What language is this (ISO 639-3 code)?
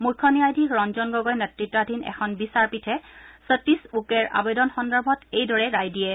asm